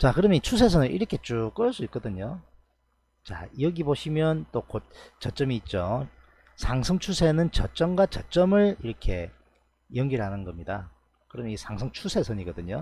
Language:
Korean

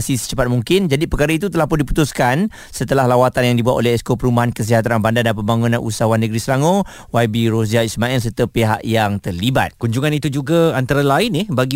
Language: Malay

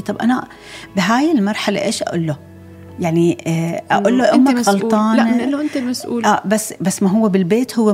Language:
Arabic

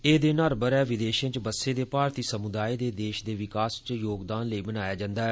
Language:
Dogri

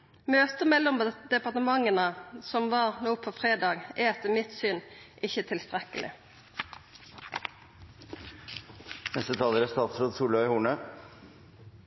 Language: Norwegian Nynorsk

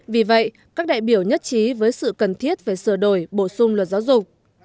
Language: Vietnamese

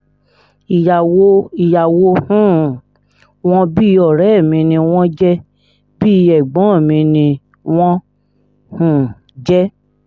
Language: Yoruba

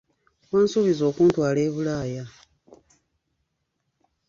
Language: Ganda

